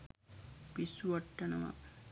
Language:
Sinhala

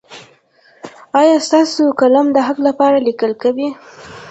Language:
Pashto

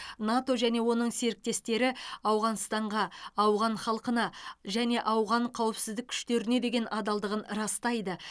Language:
Kazakh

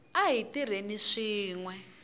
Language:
Tsonga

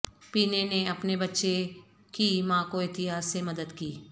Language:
Urdu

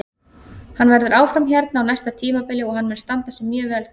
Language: Icelandic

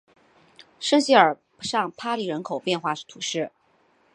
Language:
Chinese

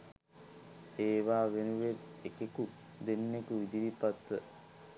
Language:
Sinhala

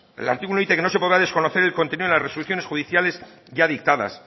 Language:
Spanish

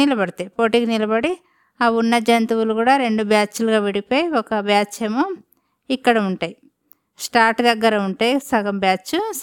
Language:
Telugu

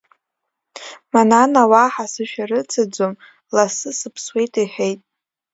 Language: Abkhazian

